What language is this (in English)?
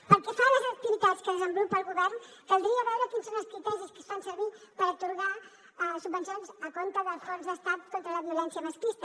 Catalan